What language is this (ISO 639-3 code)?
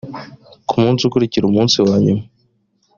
kin